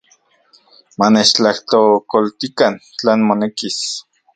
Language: Central Puebla Nahuatl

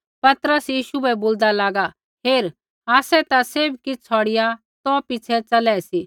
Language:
Kullu Pahari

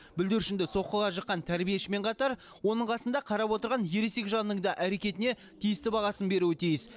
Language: Kazakh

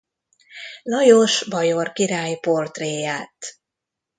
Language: Hungarian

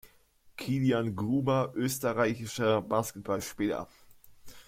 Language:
German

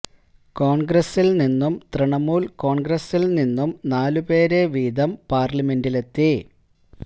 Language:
Malayalam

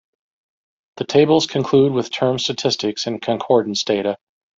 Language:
English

